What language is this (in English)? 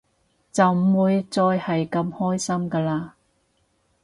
Cantonese